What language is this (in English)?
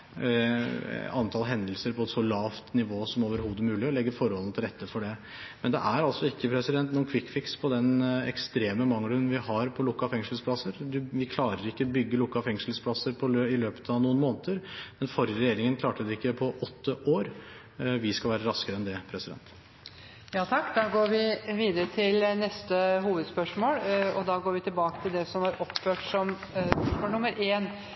Norwegian